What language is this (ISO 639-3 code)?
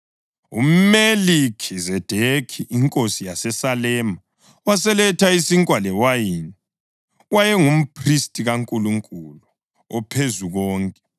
nde